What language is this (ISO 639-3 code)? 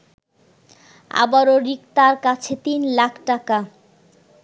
ben